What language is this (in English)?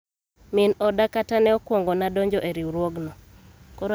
Luo (Kenya and Tanzania)